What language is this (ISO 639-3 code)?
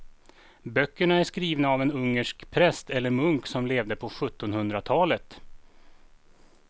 swe